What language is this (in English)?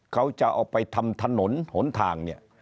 Thai